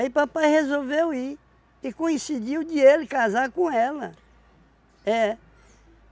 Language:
Portuguese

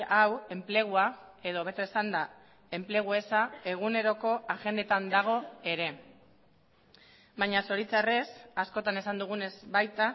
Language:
Basque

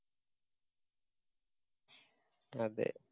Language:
Malayalam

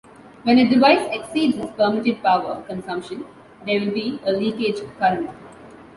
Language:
English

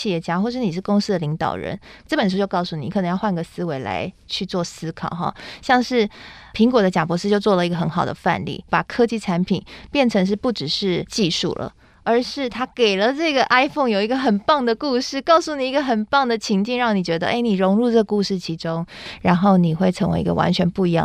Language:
Chinese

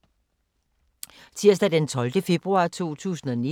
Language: Danish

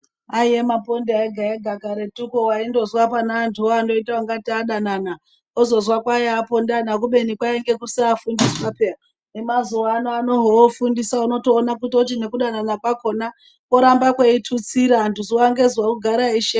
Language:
Ndau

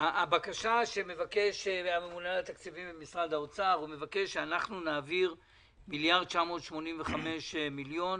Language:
Hebrew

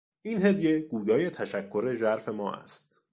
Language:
Persian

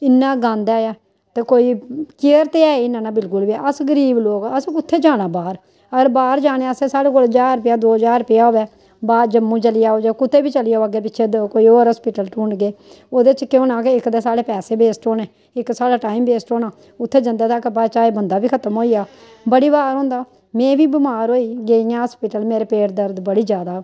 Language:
Dogri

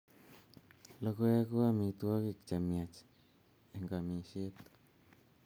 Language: Kalenjin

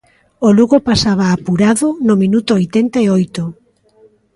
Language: Galician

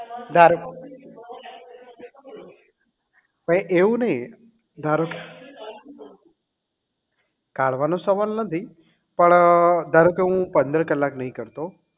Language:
Gujarati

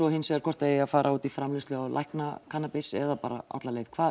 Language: Icelandic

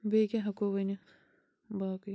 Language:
Kashmiri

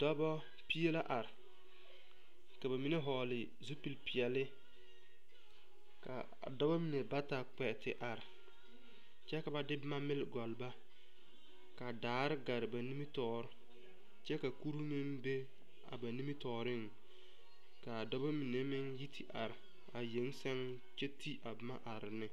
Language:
Southern Dagaare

